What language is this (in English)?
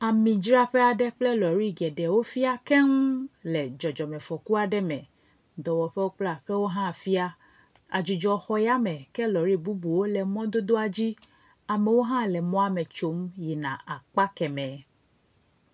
Ewe